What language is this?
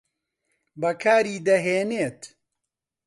Central Kurdish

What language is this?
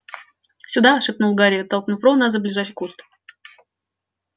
Russian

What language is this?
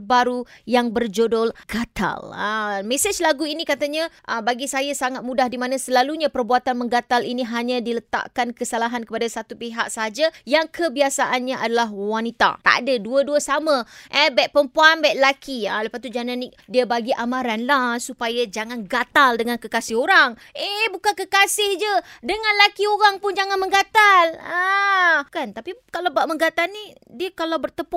Malay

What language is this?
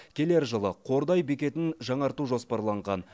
Kazakh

